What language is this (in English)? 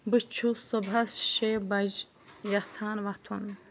Kashmiri